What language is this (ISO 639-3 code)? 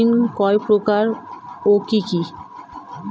ben